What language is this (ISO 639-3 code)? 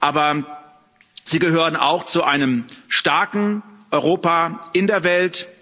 deu